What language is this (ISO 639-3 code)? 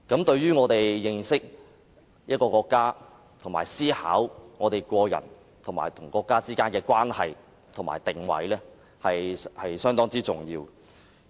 yue